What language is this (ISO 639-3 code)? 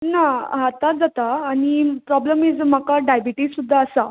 kok